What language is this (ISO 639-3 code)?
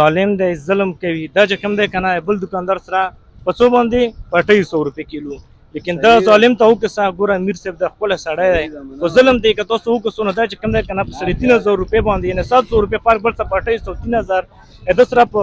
ara